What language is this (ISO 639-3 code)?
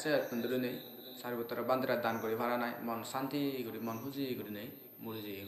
ind